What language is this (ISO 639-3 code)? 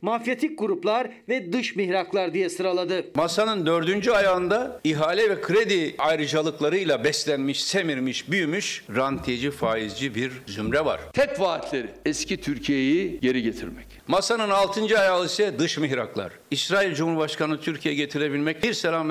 tur